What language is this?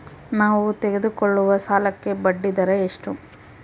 Kannada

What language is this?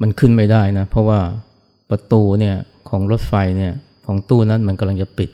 Thai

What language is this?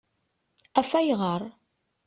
Kabyle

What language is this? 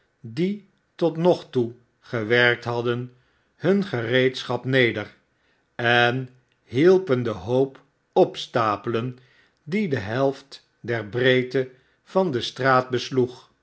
Dutch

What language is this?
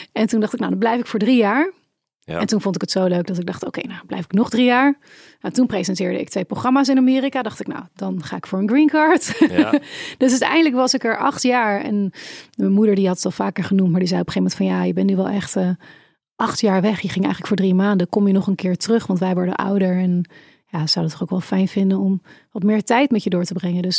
Dutch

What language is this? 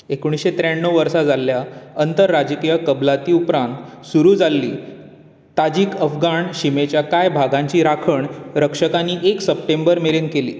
Konkani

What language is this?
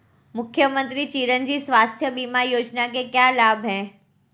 Hindi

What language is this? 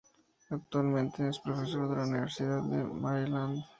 Spanish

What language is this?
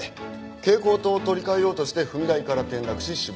Japanese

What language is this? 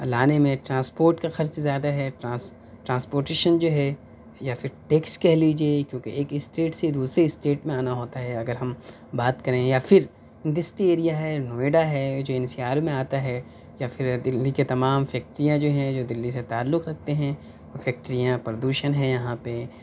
Urdu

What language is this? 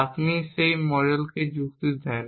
Bangla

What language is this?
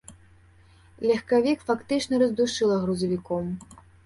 Belarusian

